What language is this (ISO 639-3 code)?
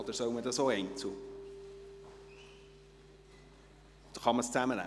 gsw